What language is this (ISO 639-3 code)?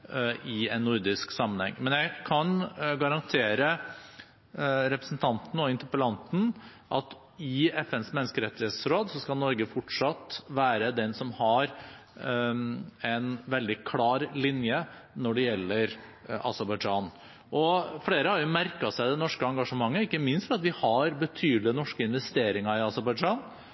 nob